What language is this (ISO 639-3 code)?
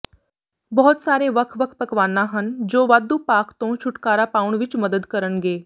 pan